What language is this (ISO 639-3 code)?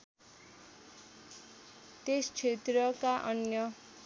nep